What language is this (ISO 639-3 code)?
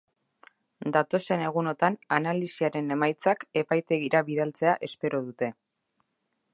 eus